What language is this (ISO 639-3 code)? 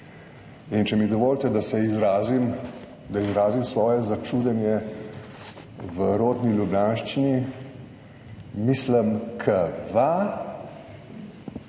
slv